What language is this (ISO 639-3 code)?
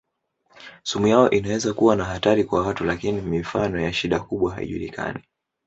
swa